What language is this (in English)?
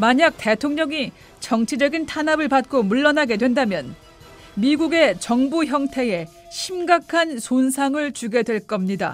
Korean